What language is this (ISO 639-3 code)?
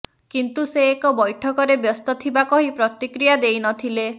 ori